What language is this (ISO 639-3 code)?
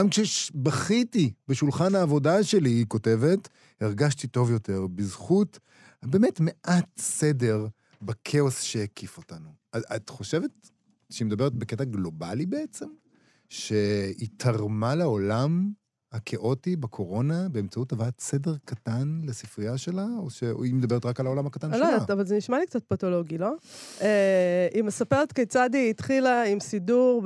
heb